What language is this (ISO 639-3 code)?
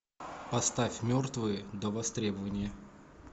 rus